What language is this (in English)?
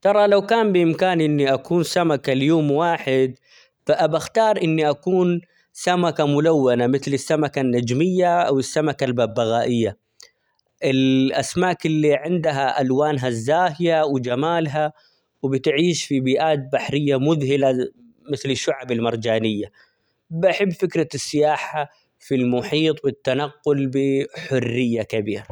Omani Arabic